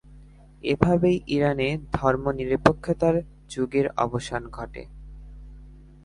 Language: Bangla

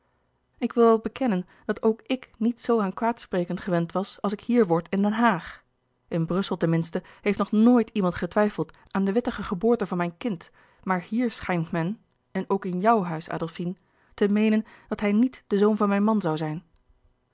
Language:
Dutch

